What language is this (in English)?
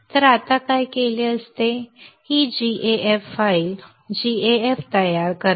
Marathi